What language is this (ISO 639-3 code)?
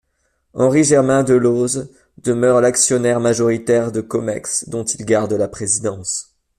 fra